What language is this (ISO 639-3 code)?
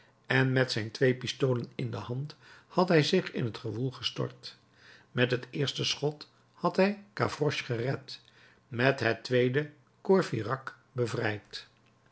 nld